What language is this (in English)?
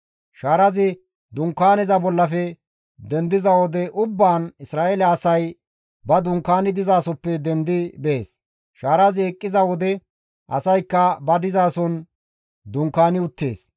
Gamo